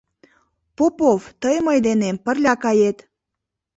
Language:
Mari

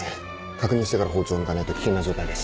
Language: Japanese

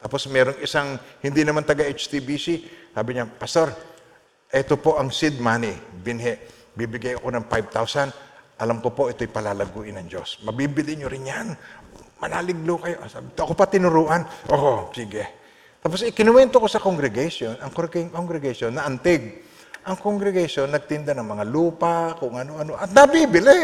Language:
Filipino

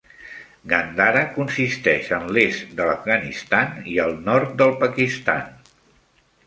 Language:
Catalan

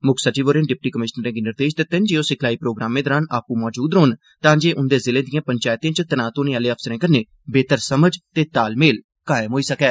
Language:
Dogri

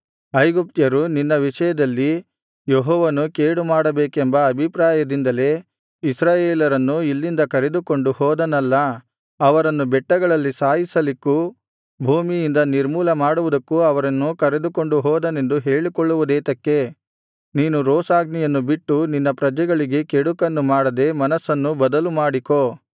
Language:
Kannada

